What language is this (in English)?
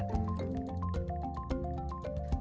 Indonesian